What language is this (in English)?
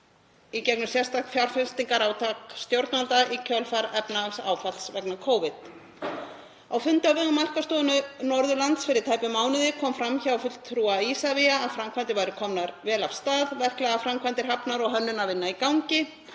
Icelandic